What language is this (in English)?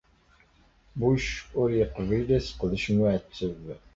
Kabyle